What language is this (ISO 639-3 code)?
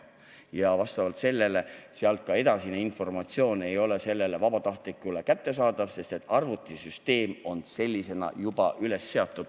est